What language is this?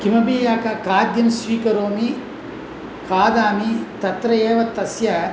Sanskrit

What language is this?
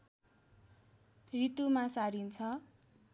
Nepali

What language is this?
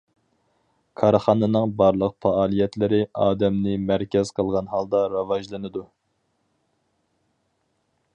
Uyghur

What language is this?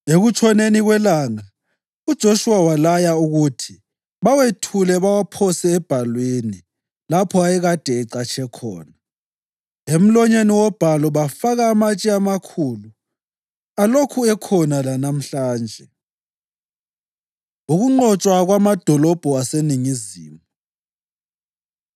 North Ndebele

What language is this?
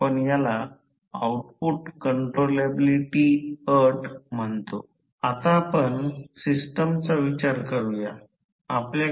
Marathi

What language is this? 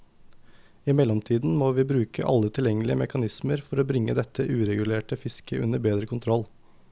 Norwegian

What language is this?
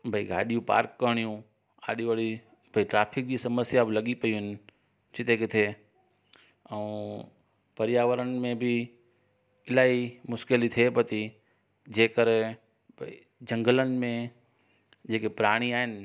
Sindhi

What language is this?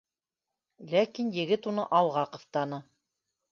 Bashkir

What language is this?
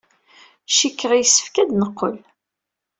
Kabyle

